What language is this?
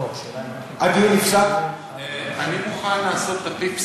Hebrew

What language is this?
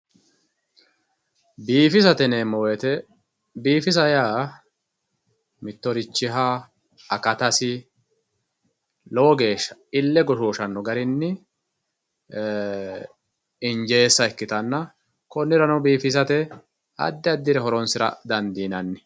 Sidamo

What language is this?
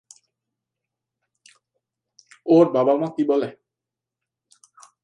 Bangla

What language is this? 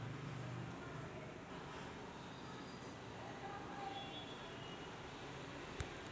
Marathi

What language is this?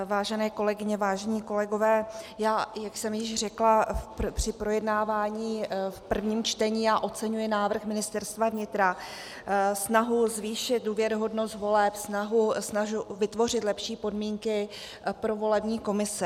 Czech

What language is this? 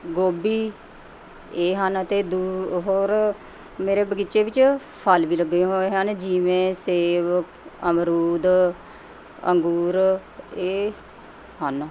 Punjabi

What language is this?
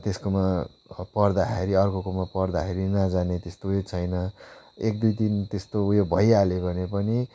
Nepali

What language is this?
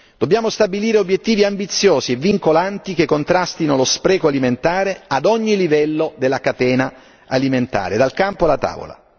Italian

